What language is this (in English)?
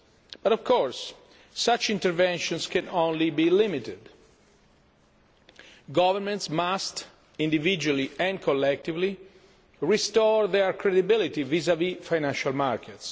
English